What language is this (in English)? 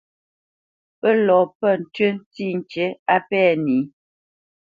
Bamenyam